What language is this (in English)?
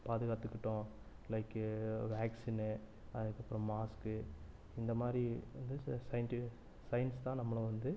Tamil